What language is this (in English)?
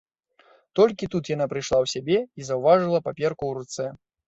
Belarusian